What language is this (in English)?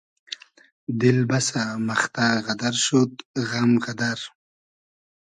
Hazaragi